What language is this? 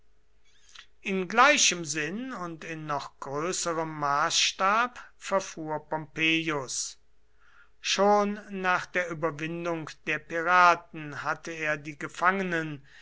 German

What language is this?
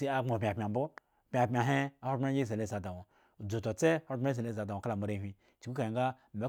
Eggon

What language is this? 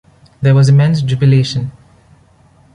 English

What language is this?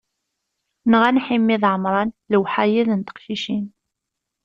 Kabyle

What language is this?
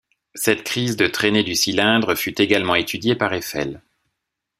French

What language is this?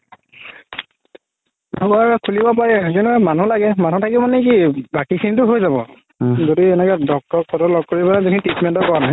Assamese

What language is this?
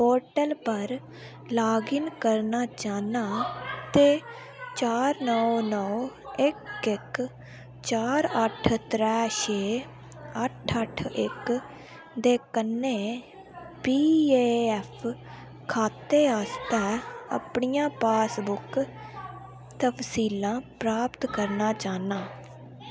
Dogri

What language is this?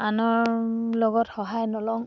Assamese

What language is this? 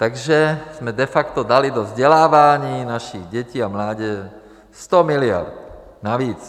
Czech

